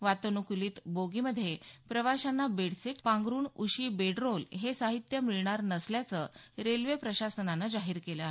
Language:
Marathi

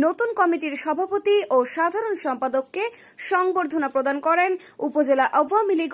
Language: Hindi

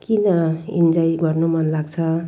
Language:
Nepali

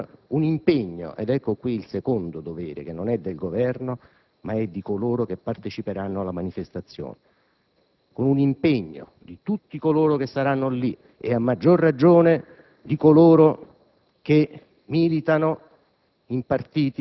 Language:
Italian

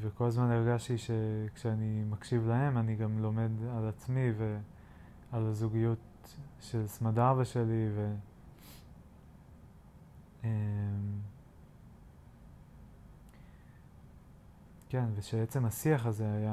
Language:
Hebrew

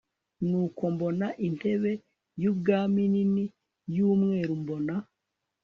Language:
Kinyarwanda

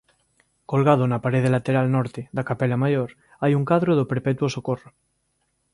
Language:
Galician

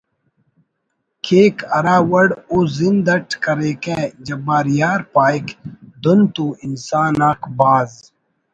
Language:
Brahui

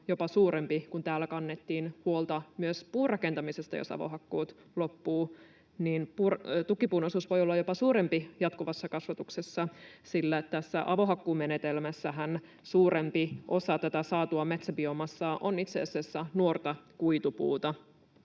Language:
Finnish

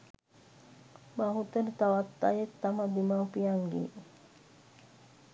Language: Sinhala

